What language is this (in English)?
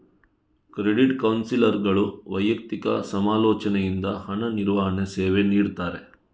Kannada